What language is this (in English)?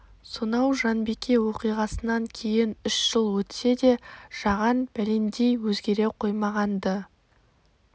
Kazakh